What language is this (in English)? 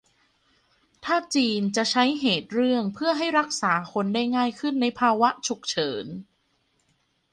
Thai